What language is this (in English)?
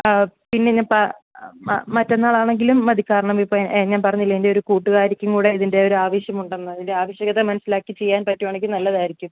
Malayalam